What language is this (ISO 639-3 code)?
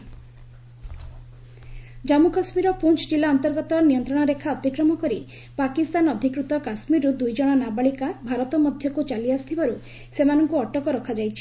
ori